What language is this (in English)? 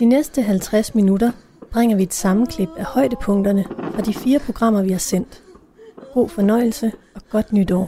Danish